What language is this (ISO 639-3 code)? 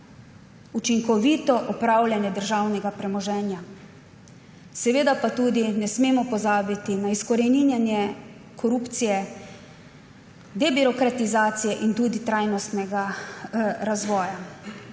slv